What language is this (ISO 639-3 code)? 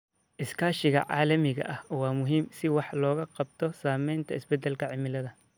som